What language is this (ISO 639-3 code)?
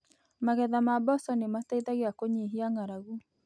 kik